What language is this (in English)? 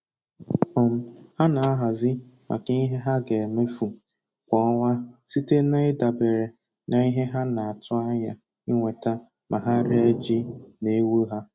Igbo